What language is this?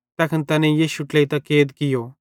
Bhadrawahi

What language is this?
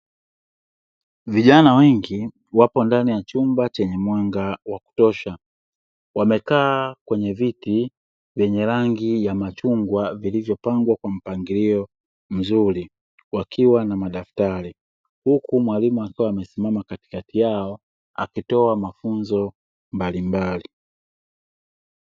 Swahili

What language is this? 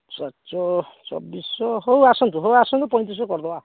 Odia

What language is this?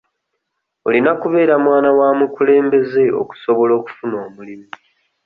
Ganda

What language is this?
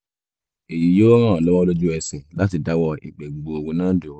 Yoruba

